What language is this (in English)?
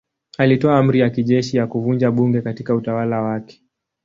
Swahili